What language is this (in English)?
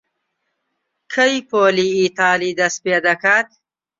Central Kurdish